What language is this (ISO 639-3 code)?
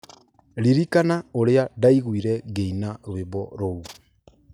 kik